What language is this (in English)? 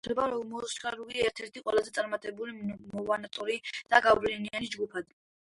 Georgian